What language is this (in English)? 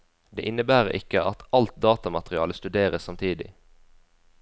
Norwegian